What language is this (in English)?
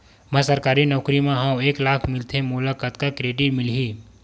Chhattisgarhi